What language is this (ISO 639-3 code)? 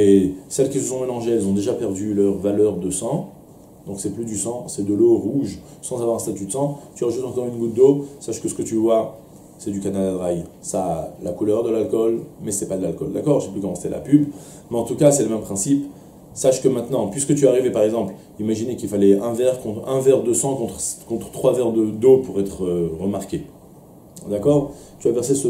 fra